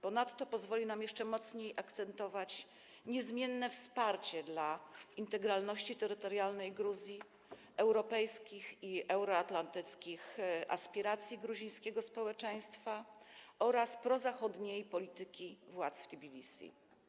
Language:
Polish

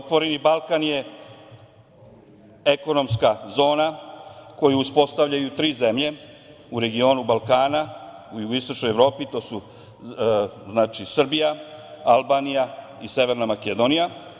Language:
Serbian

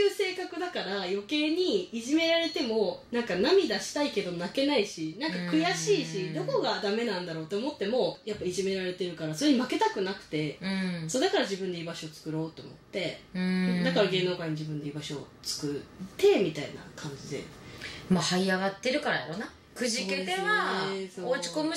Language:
Japanese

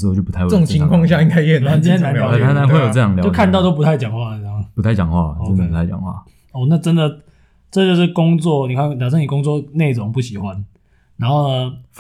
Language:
Chinese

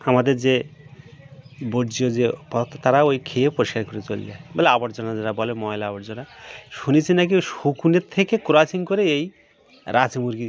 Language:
Bangla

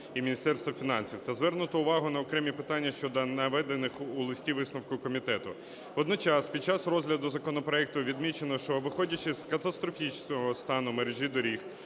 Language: Ukrainian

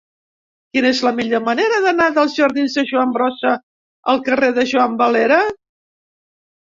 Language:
Catalan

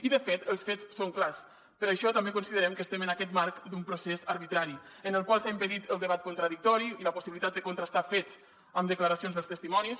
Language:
Catalan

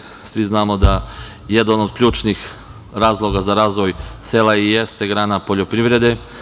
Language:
Serbian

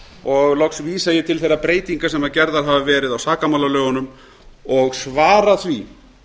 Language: Icelandic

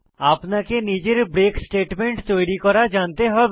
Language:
Bangla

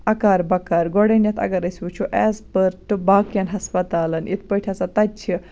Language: Kashmiri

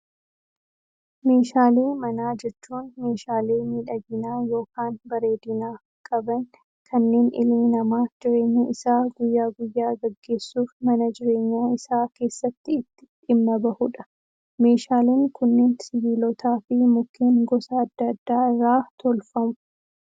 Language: Oromo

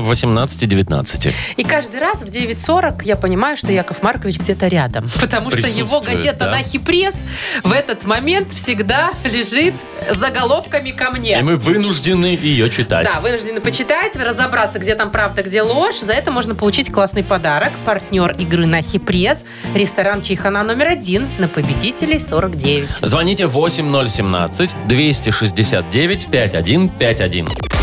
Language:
Russian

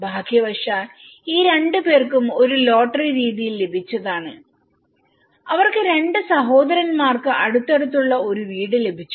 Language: Malayalam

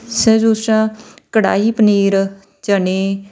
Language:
Punjabi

